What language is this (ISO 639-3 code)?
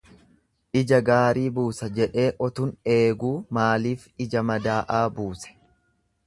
orm